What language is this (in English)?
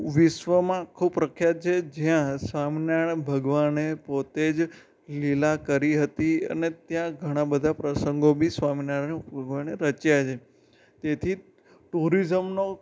Gujarati